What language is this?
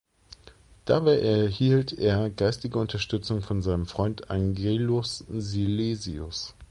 German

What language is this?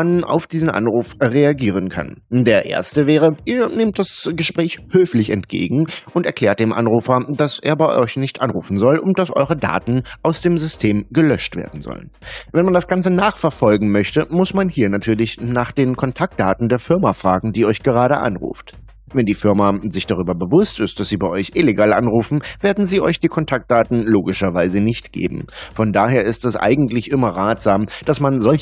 German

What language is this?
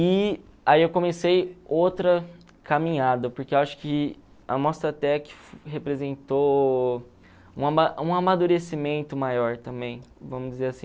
Portuguese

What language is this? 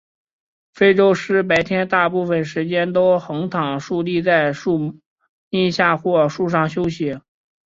Chinese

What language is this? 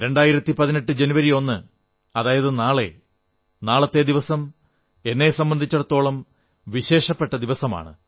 Malayalam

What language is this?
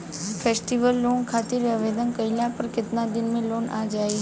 Bhojpuri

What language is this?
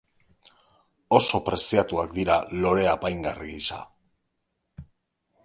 Basque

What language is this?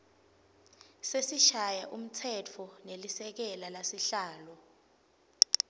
Swati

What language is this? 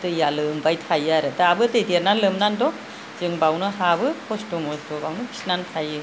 Bodo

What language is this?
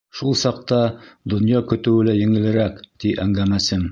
Bashkir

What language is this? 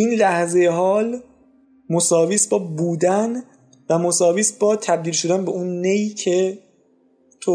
Persian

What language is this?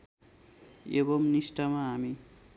Nepali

